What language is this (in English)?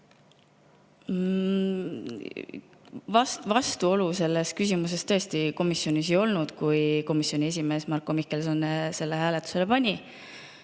Estonian